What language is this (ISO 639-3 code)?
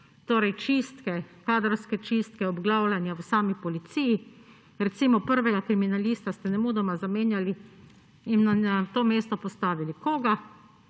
slv